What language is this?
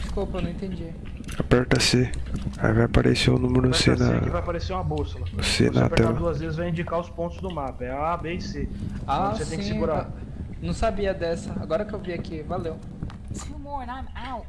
Portuguese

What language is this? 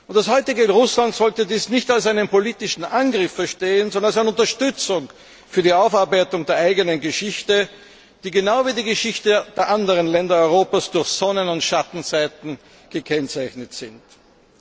German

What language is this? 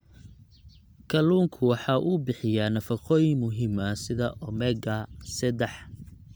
Somali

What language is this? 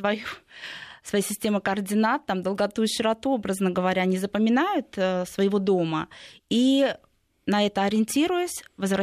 Russian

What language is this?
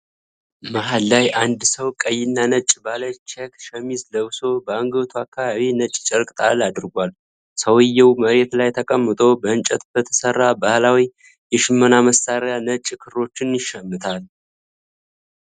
Amharic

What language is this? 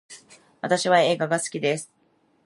Japanese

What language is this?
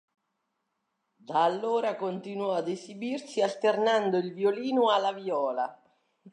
Italian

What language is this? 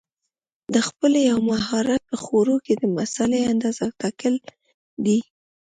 Pashto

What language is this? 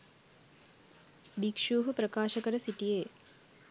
Sinhala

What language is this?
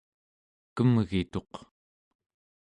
Central Yupik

